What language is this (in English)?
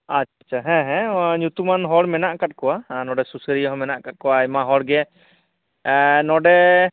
Santali